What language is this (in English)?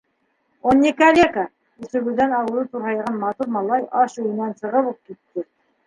Bashkir